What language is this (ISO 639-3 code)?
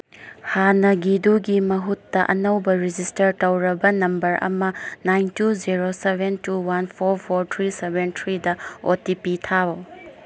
mni